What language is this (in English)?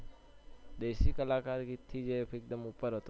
Gujarati